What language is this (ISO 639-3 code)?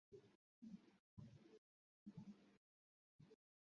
ben